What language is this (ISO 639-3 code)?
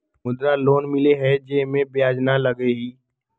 mag